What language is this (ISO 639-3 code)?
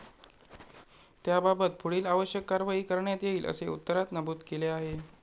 mar